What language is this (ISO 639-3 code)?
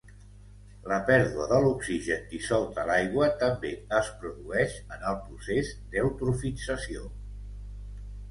cat